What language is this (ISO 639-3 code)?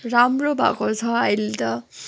nep